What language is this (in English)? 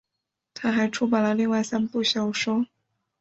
Chinese